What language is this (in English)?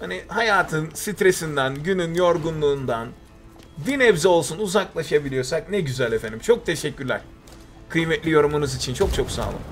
Turkish